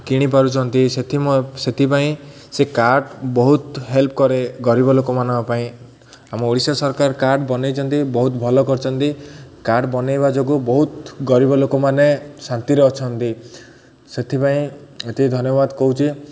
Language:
Odia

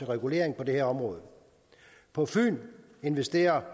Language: Danish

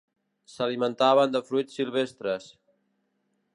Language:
Catalan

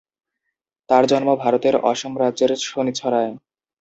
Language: Bangla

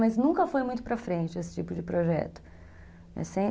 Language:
Portuguese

